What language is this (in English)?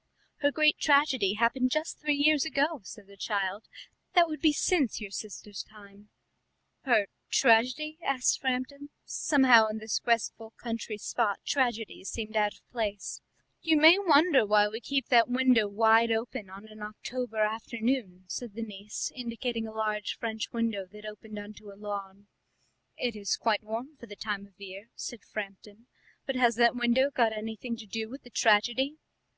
English